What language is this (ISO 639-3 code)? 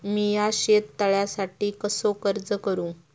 mar